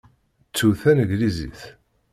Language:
Kabyle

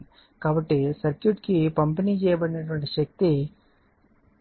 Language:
Telugu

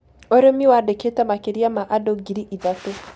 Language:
Kikuyu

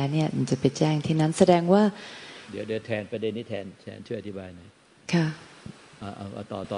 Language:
Thai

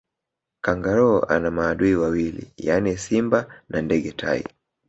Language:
Swahili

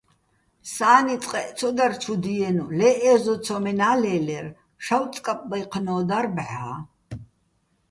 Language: Bats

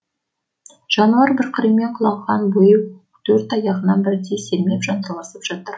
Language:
Kazakh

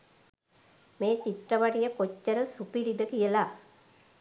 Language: Sinhala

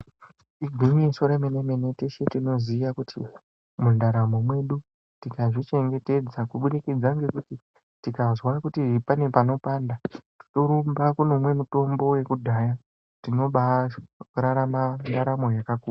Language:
Ndau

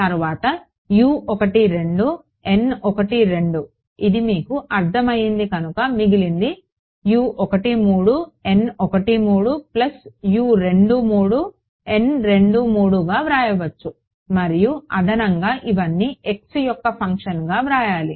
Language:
Telugu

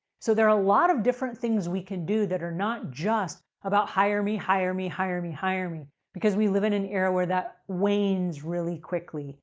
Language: English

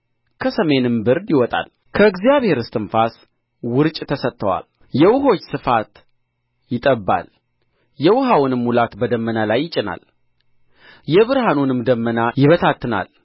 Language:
Amharic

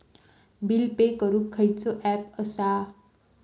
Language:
Marathi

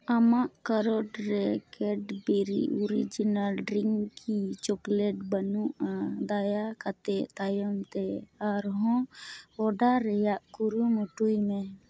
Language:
Santali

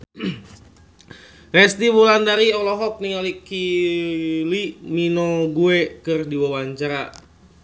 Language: Sundanese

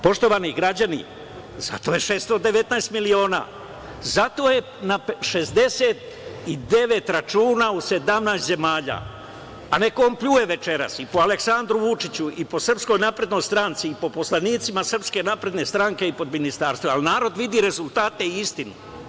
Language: Serbian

